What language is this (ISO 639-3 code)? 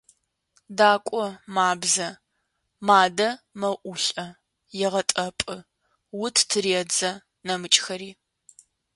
ady